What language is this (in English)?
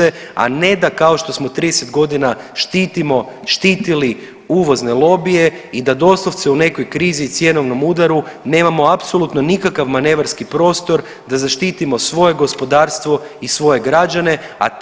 Croatian